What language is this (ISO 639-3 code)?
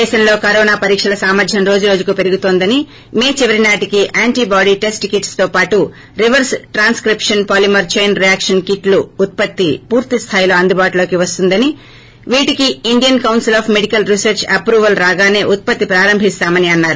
tel